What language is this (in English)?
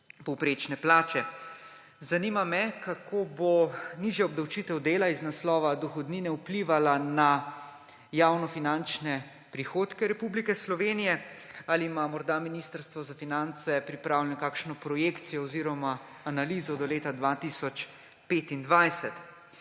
Slovenian